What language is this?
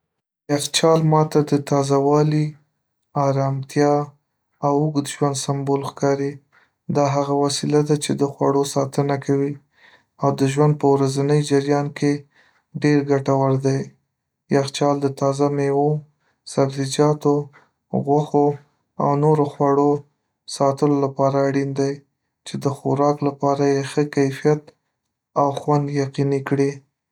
Pashto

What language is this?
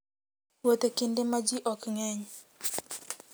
Luo (Kenya and Tanzania)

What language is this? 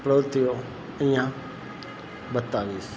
Gujarati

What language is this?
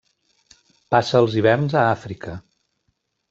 Catalan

